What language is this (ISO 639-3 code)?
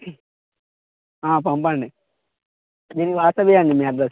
tel